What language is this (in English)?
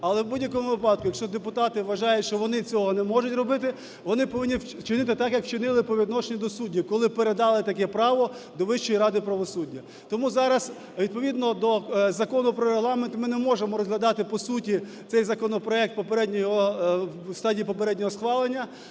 Ukrainian